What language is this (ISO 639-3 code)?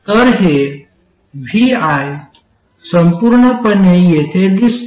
mar